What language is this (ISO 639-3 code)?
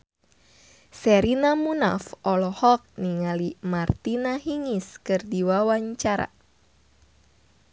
sun